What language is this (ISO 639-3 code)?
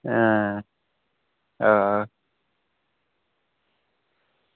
doi